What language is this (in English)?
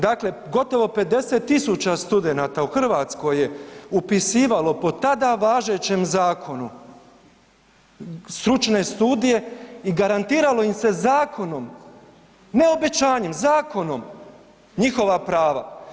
Croatian